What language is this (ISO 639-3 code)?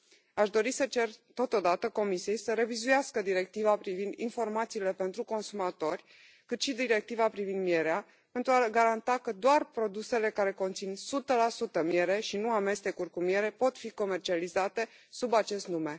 ron